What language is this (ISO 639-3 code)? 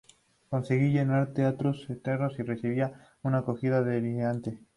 spa